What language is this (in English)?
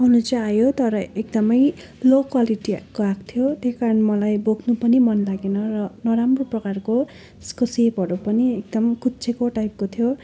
Nepali